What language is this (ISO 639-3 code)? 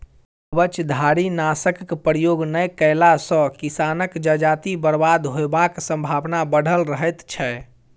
mai